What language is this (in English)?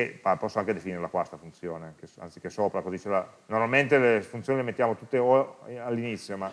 Italian